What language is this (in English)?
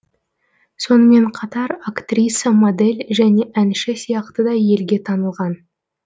Kazakh